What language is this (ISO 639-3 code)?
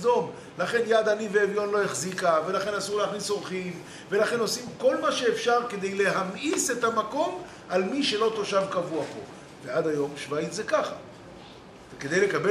heb